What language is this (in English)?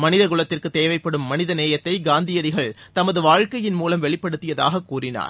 Tamil